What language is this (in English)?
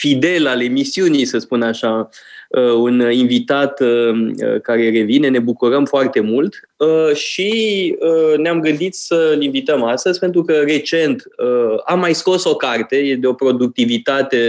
Romanian